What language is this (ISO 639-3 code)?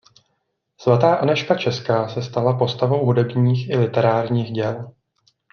ces